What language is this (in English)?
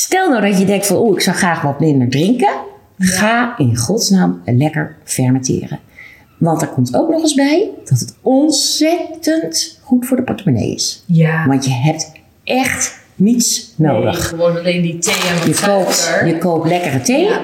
Dutch